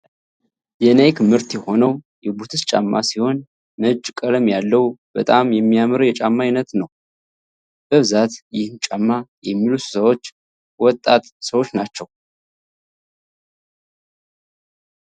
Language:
Amharic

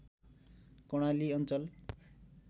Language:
Nepali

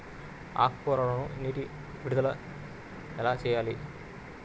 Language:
Telugu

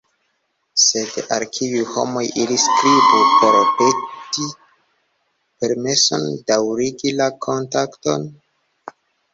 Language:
Esperanto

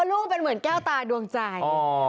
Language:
Thai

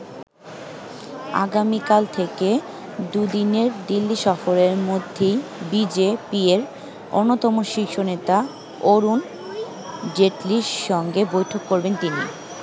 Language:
Bangla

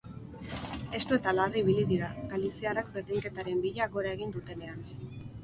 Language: Basque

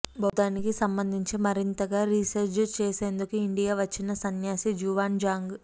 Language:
Telugu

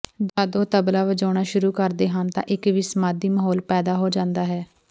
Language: Punjabi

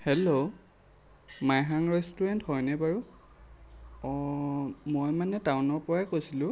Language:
Assamese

